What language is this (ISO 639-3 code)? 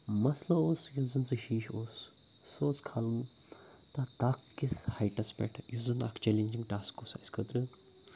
kas